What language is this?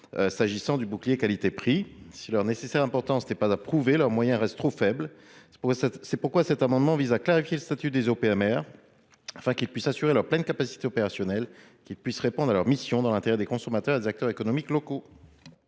French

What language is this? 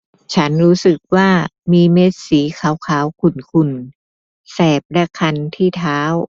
Thai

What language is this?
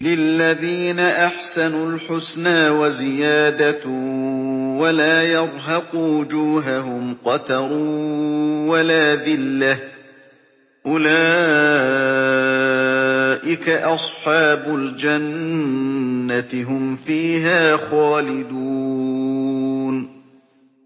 Arabic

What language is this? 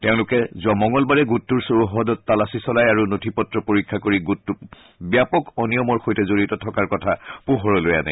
Assamese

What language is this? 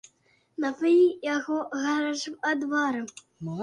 Belarusian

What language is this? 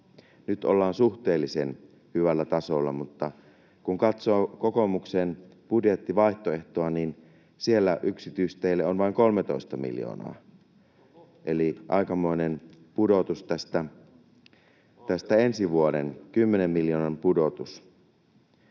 Finnish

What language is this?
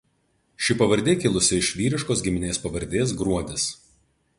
Lithuanian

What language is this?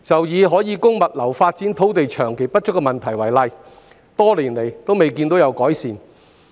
Cantonese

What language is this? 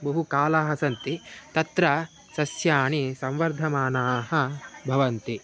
Sanskrit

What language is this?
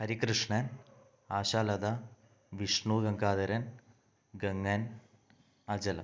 Malayalam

